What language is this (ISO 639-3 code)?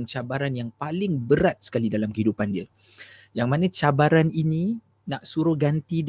msa